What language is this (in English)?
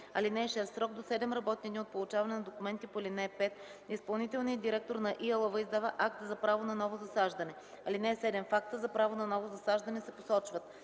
Bulgarian